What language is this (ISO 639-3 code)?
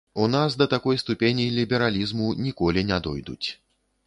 bel